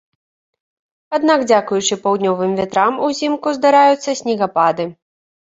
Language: Belarusian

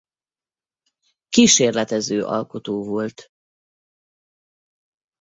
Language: Hungarian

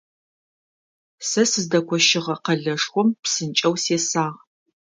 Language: Adyghe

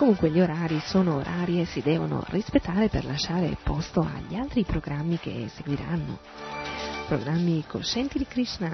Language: Italian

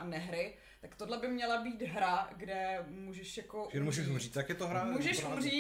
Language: Czech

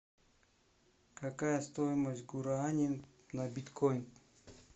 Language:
Russian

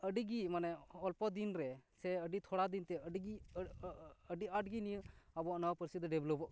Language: Santali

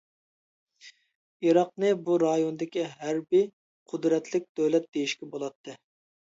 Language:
Uyghur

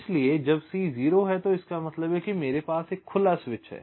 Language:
Hindi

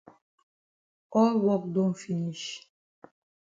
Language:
Cameroon Pidgin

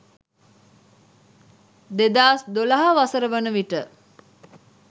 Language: Sinhala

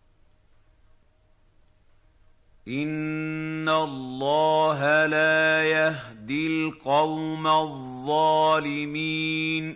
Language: Arabic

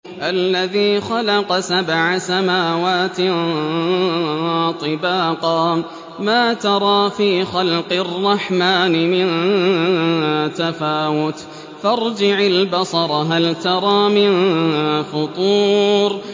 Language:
Arabic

